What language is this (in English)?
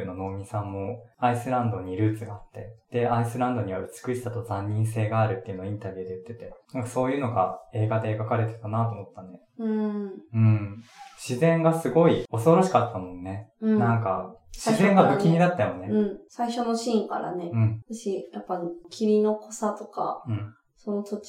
Japanese